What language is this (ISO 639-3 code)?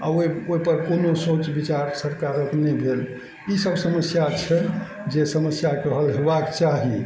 mai